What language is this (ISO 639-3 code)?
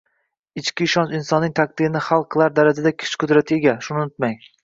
uzb